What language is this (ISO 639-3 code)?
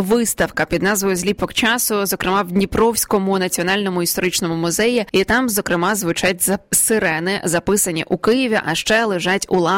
ukr